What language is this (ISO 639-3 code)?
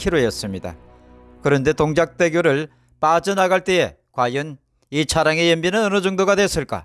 kor